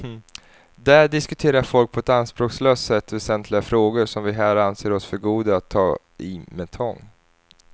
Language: Swedish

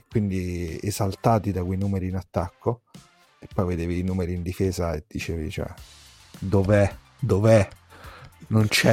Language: Italian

